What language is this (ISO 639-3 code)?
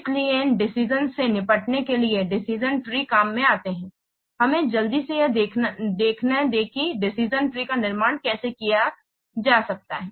hin